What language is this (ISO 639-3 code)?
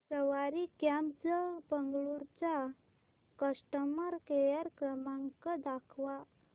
mar